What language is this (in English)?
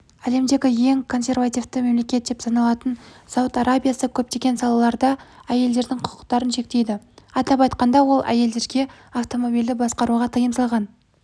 Kazakh